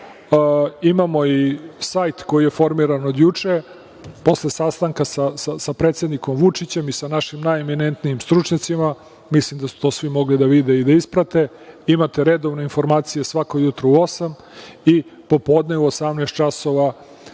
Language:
Serbian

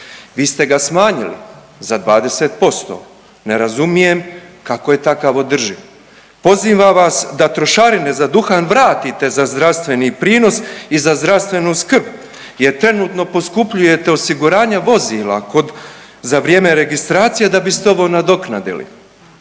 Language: Croatian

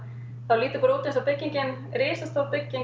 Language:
Icelandic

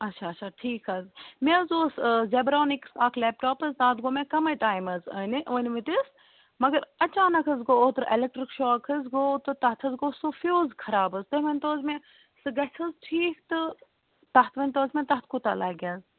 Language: Kashmiri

